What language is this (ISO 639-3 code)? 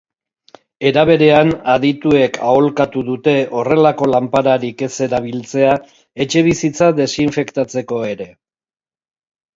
eus